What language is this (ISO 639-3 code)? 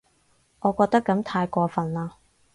yue